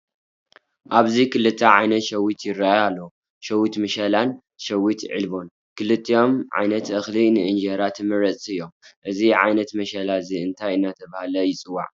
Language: Tigrinya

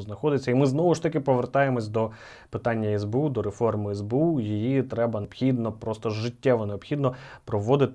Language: Ukrainian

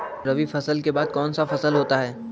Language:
Magahi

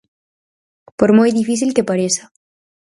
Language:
Galician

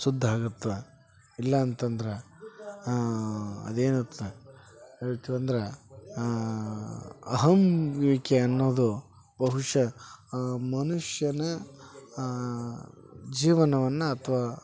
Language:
Kannada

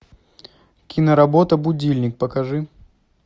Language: Russian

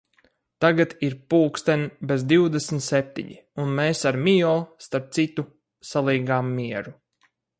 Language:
Latvian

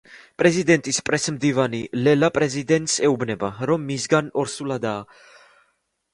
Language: Georgian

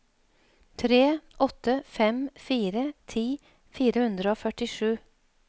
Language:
Norwegian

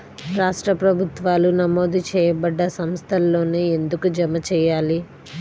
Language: Telugu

